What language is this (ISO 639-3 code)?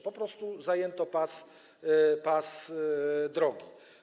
pol